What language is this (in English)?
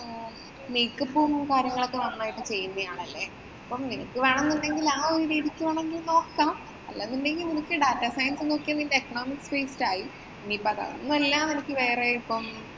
Malayalam